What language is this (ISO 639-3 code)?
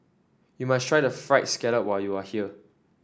eng